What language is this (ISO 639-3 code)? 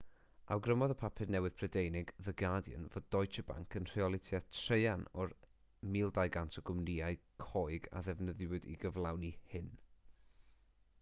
cym